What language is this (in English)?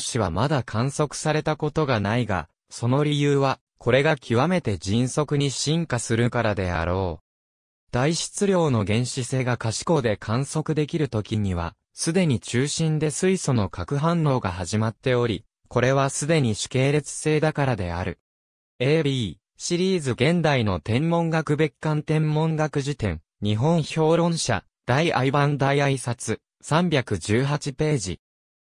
Japanese